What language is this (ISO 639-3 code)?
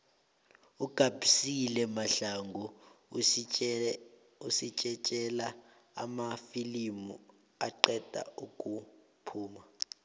nbl